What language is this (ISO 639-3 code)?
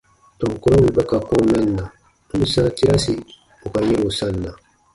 bba